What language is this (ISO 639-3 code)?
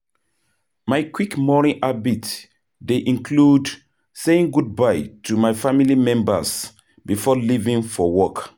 pcm